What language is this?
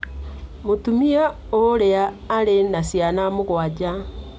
Kikuyu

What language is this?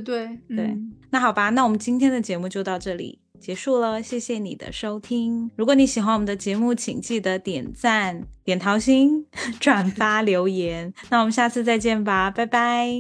Chinese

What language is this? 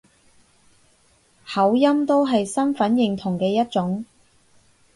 Cantonese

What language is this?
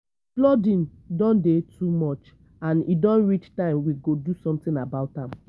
Nigerian Pidgin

